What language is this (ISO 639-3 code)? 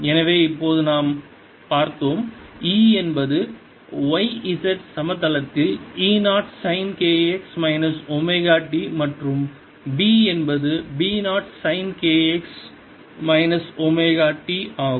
tam